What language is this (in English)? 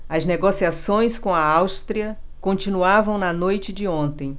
Portuguese